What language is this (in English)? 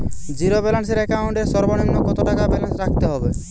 Bangla